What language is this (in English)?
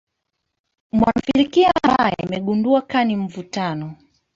Swahili